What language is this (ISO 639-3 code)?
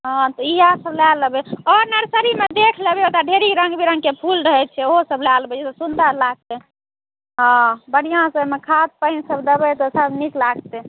mai